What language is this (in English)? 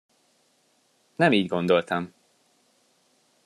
Hungarian